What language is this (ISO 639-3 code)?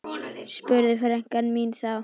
isl